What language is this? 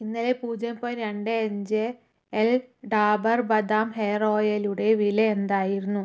Malayalam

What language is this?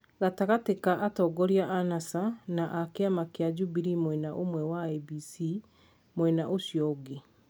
Kikuyu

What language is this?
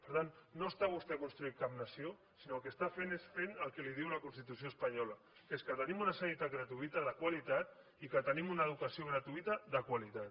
Catalan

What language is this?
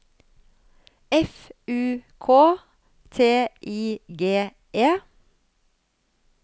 Norwegian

